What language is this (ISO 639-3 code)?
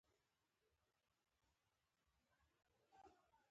pus